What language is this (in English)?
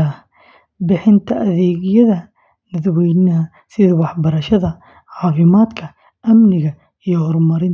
Somali